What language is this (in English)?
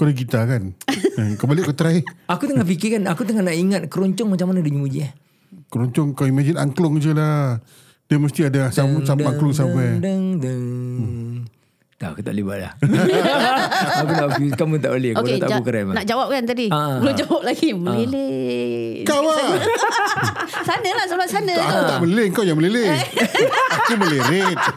Malay